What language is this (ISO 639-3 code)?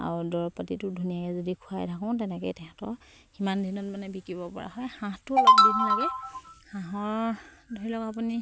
asm